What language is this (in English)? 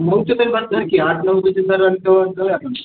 Marathi